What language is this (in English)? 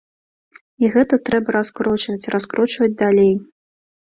Belarusian